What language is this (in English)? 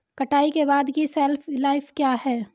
Hindi